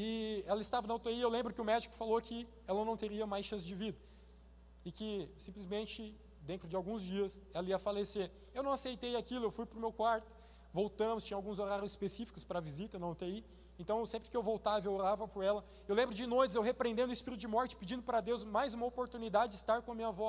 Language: Portuguese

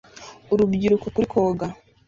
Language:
Kinyarwanda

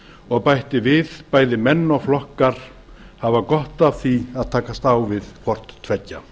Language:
Icelandic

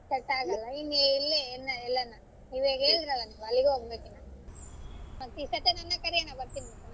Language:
Kannada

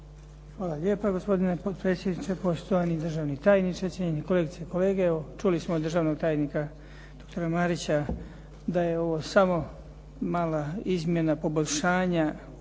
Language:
Croatian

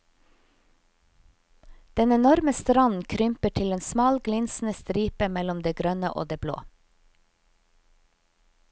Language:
Norwegian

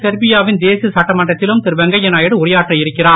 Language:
Tamil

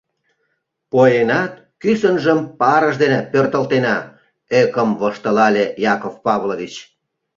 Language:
Mari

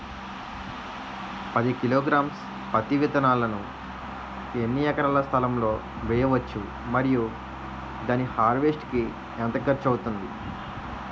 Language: Telugu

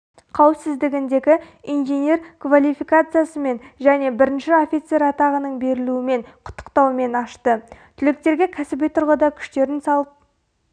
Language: Kazakh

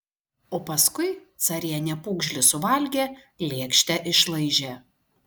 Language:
Lithuanian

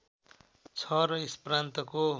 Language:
Nepali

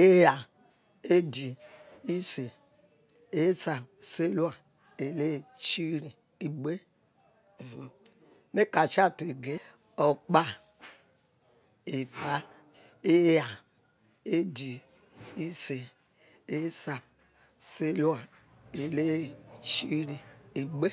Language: Yekhee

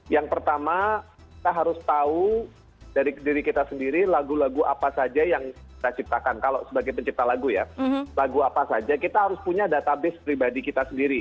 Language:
Indonesian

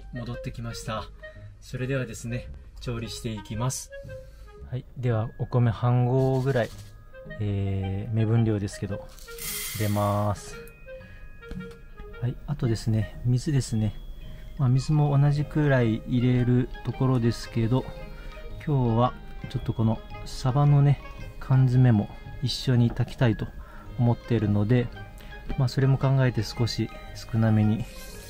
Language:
Japanese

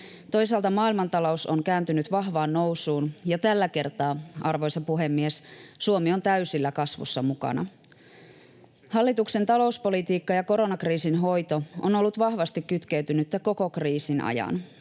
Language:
Finnish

